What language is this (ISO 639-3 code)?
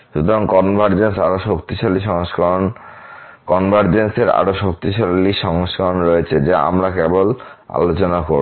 ben